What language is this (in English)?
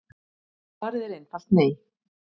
Icelandic